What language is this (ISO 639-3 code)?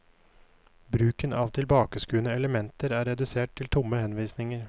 nor